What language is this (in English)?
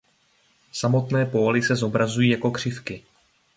Czech